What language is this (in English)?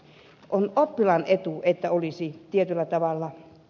Finnish